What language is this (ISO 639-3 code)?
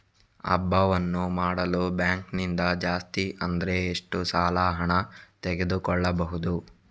kan